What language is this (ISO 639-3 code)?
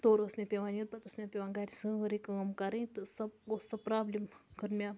kas